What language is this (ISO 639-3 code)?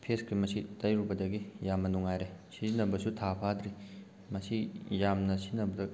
mni